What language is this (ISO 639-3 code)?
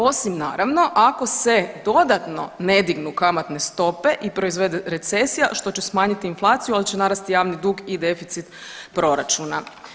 hrv